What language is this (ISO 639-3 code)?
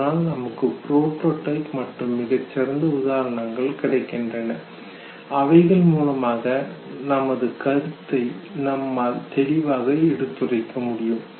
tam